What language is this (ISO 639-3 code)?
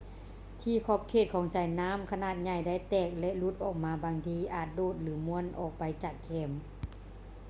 lao